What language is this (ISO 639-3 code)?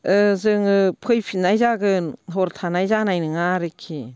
brx